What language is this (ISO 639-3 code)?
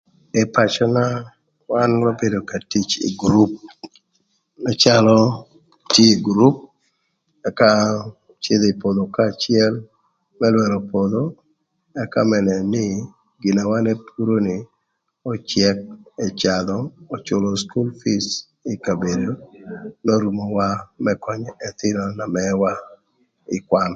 lth